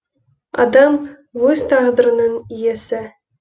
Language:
Kazakh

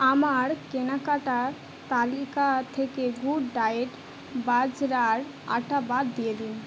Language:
Bangla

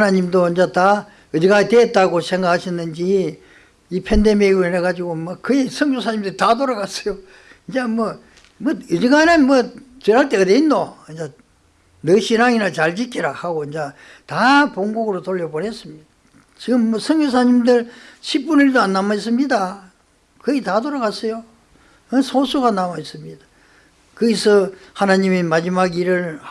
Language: Korean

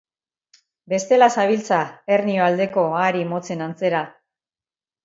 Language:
Basque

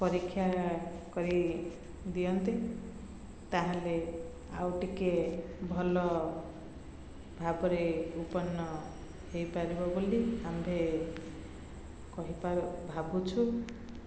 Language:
Odia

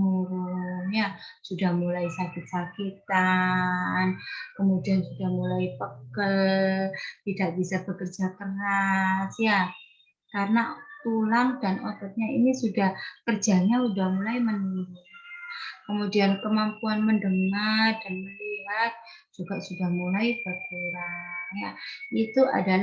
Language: Indonesian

